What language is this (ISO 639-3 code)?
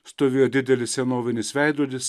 lit